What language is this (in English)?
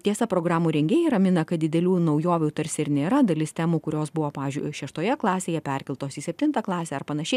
Lithuanian